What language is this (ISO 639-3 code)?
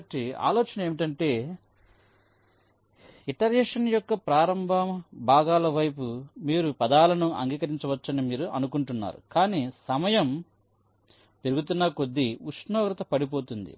tel